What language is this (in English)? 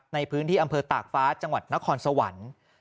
Thai